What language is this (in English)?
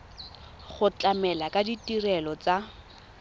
Tswana